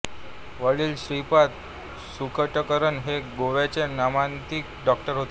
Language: Marathi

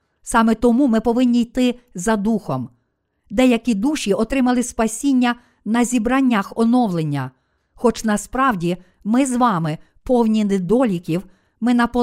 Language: Ukrainian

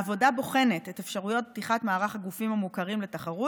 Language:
Hebrew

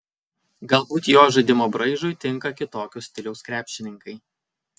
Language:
Lithuanian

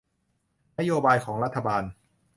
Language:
Thai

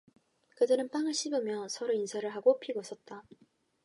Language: Korean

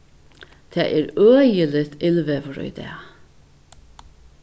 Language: Faroese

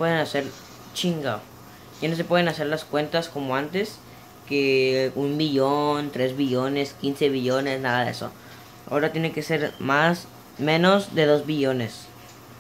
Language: Spanish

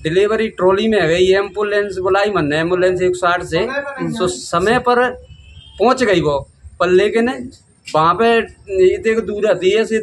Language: Hindi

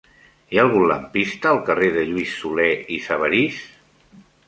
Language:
Catalan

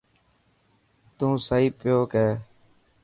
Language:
Dhatki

